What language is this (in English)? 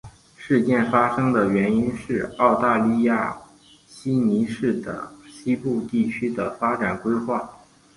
Chinese